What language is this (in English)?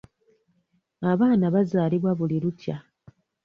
Ganda